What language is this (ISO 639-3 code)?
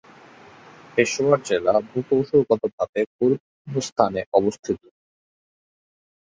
ben